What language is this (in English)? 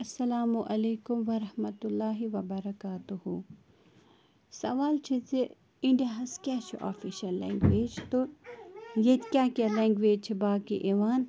Kashmiri